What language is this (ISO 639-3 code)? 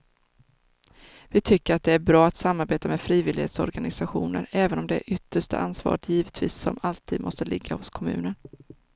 swe